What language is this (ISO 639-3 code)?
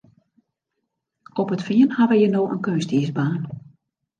fry